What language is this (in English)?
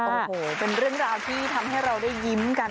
Thai